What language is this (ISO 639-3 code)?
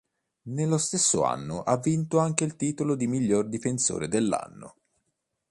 ita